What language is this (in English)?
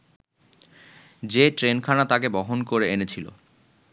Bangla